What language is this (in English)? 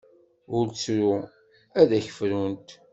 Kabyle